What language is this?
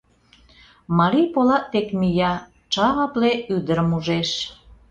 Mari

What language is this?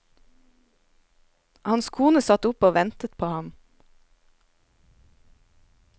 Norwegian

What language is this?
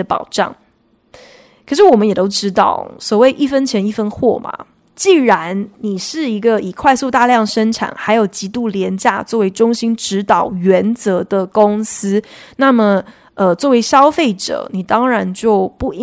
Chinese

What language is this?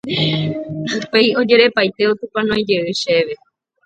Guarani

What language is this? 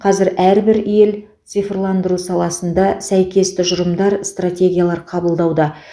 Kazakh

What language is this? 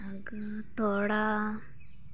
Santali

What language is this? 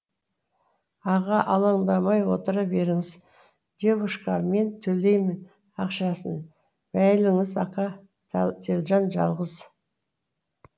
Kazakh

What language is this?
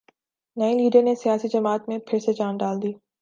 Urdu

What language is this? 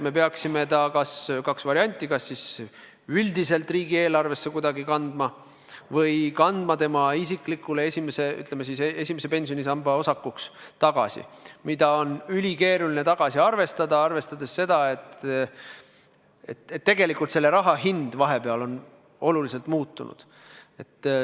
Estonian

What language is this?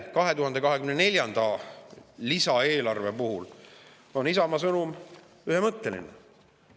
Estonian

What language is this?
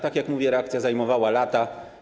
Polish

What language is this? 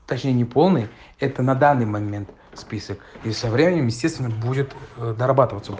Russian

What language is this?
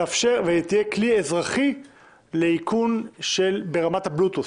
Hebrew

